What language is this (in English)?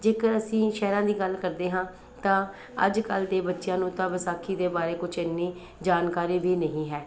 Punjabi